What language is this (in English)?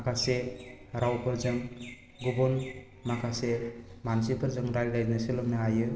Bodo